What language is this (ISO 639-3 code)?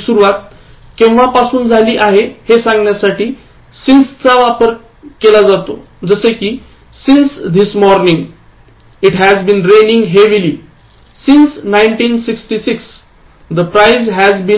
mar